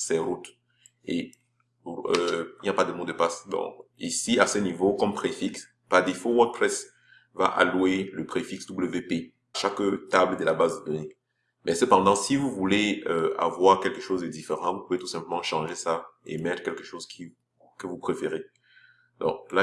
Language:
French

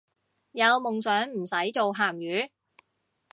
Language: Cantonese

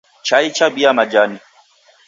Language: Taita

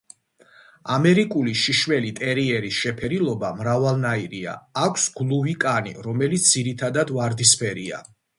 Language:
Georgian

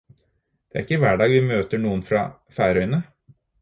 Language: Norwegian Bokmål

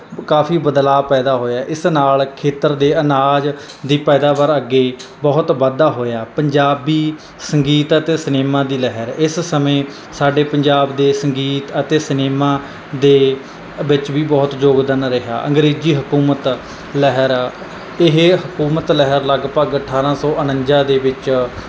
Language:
Punjabi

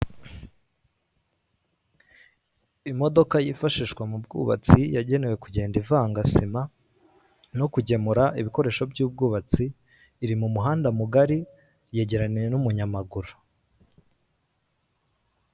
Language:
Kinyarwanda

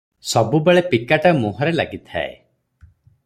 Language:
Odia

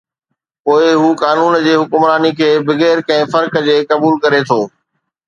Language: Sindhi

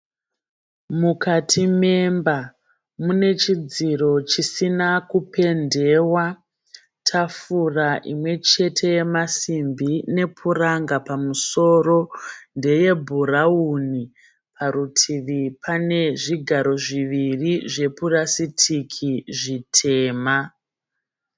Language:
Shona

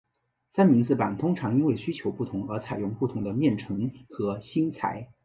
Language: Chinese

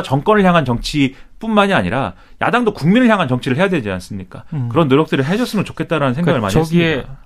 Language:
Korean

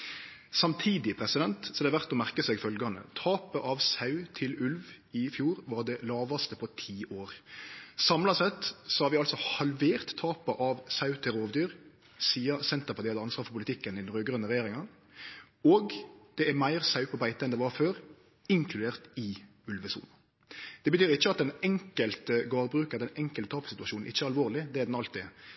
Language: Norwegian Nynorsk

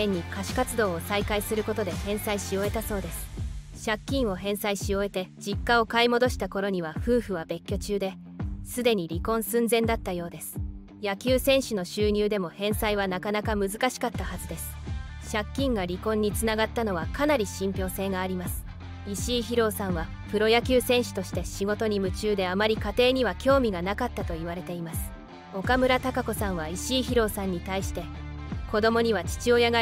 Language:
Japanese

